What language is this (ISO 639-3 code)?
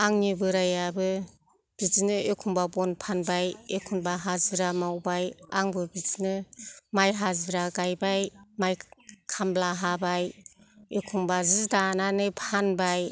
brx